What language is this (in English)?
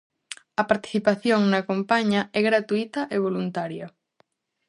Galician